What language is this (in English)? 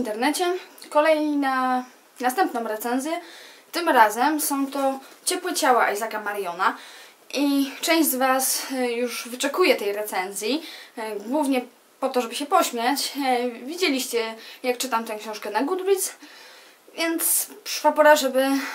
Polish